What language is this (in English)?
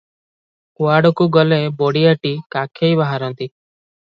Odia